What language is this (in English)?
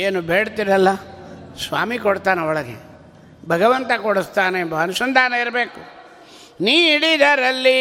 Kannada